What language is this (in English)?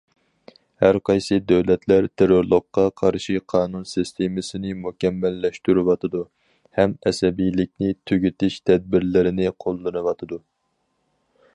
Uyghur